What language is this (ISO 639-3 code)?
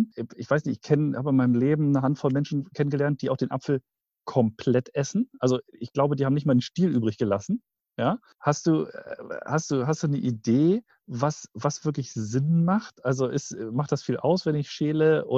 deu